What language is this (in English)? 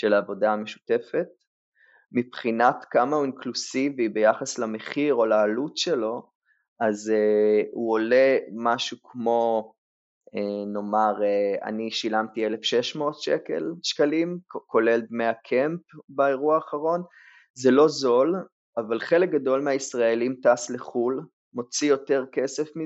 Hebrew